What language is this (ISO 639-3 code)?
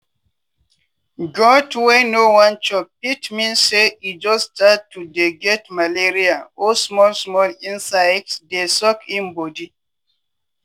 pcm